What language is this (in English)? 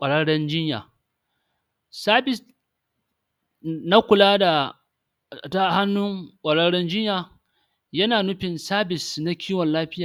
Hausa